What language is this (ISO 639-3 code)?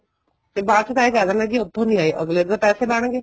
pan